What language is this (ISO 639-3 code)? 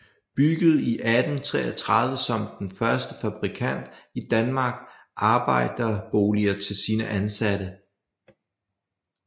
dan